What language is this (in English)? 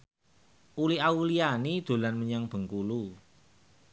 Javanese